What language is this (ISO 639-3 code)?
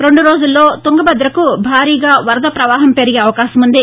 tel